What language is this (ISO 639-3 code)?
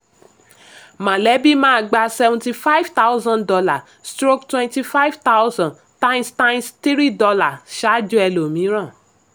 yor